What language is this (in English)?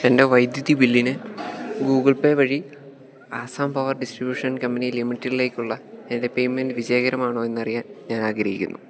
Malayalam